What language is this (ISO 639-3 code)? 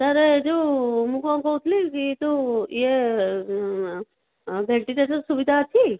ori